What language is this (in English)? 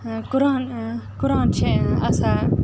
Kashmiri